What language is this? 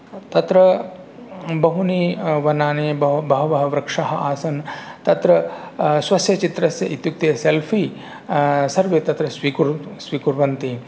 Sanskrit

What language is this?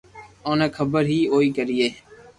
Loarki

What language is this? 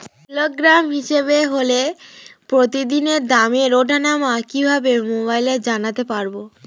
Bangla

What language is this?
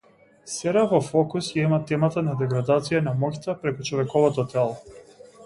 Macedonian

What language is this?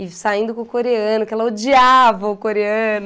Portuguese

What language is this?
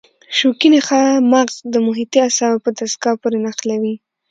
Pashto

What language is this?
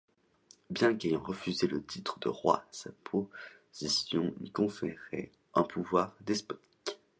French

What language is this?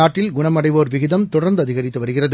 Tamil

